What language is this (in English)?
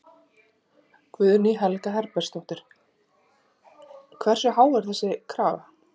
Icelandic